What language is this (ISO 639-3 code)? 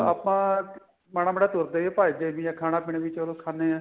pan